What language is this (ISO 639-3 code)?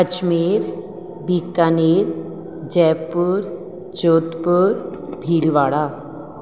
snd